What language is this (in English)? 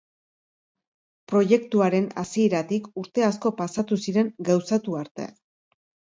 Basque